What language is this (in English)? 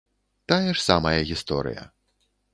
Belarusian